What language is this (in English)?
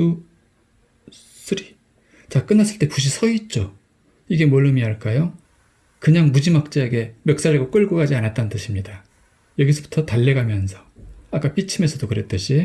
Korean